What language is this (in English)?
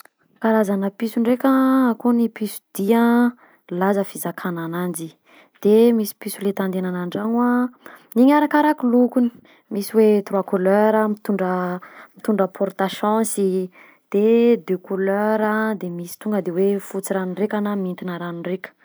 Southern Betsimisaraka Malagasy